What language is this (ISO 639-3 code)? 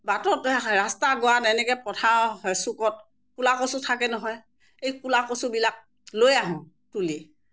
asm